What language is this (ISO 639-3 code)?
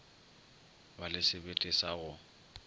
nso